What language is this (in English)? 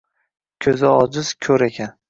Uzbek